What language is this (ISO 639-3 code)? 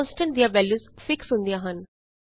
pan